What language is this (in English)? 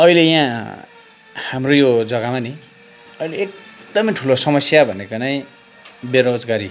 Nepali